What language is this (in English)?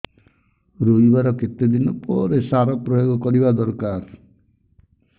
Odia